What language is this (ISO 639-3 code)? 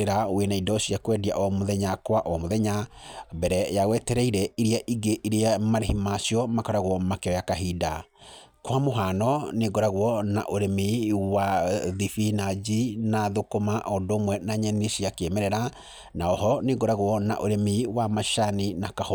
kik